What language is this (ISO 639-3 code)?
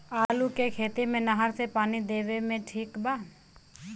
bho